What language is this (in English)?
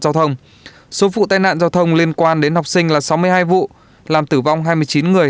Vietnamese